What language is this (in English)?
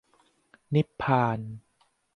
Thai